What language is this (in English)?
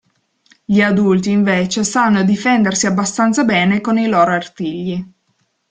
Italian